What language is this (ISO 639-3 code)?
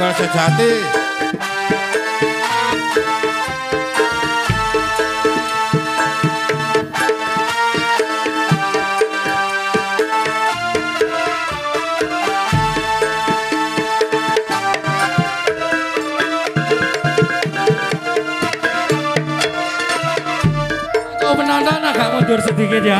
ind